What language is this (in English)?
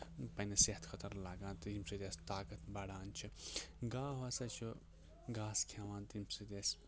Kashmiri